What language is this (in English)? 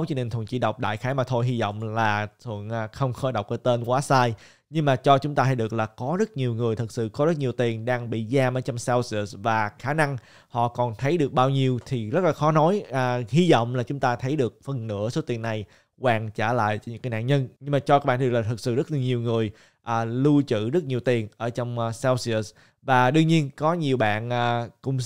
Vietnamese